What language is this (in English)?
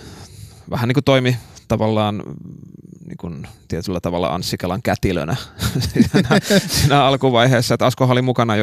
Finnish